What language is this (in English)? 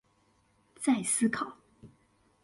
Chinese